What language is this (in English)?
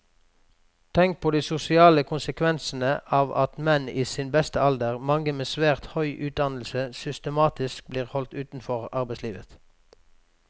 Norwegian